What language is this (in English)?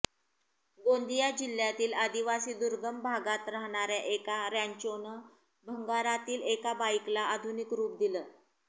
Marathi